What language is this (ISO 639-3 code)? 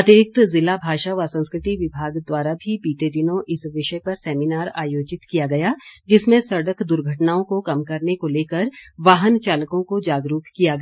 hin